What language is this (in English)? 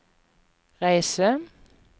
Norwegian